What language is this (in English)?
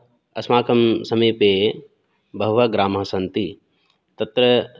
Sanskrit